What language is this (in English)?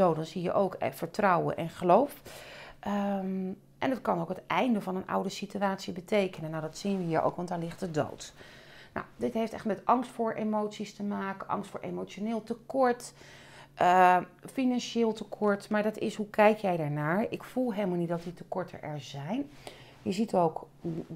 Dutch